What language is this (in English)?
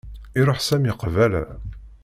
Kabyle